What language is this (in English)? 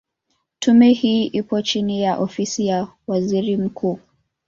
Swahili